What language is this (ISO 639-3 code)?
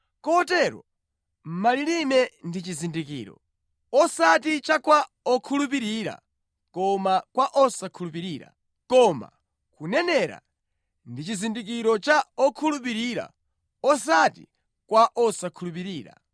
nya